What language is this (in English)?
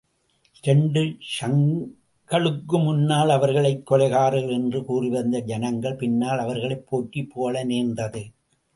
Tamil